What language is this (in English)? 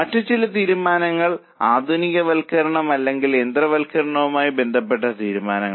Malayalam